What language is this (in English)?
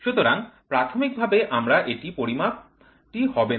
Bangla